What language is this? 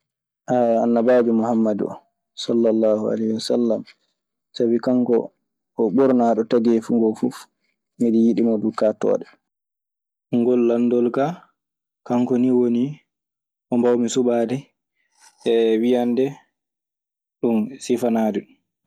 Maasina Fulfulde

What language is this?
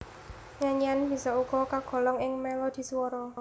Javanese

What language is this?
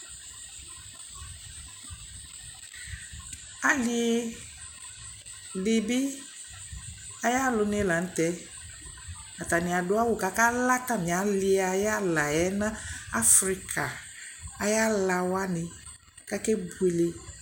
Ikposo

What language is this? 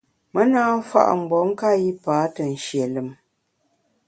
Bamun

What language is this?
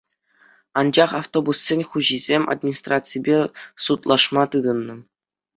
Chuvash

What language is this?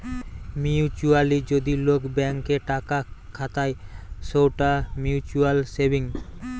Bangla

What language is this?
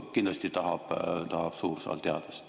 Estonian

